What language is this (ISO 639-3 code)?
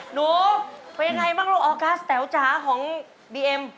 tha